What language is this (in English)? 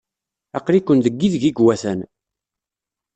Kabyle